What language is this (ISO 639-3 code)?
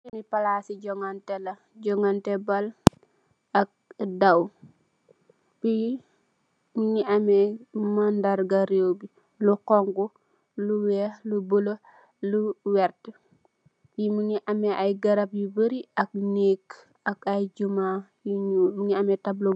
wol